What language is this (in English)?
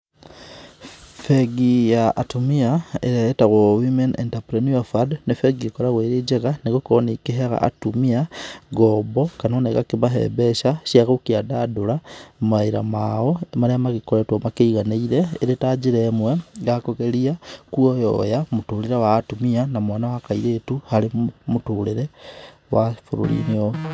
Kikuyu